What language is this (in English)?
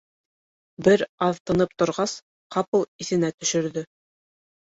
Bashkir